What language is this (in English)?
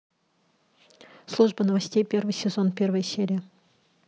Russian